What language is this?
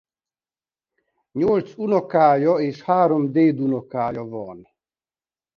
Hungarian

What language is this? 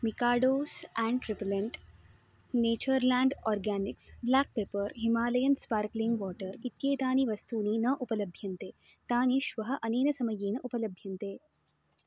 Sanskrit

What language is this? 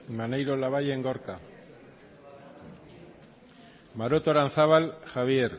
Basque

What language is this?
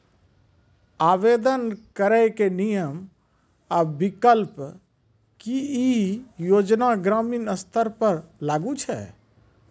Maithili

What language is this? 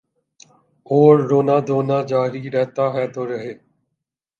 Urdu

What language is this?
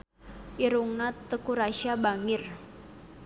Sundanese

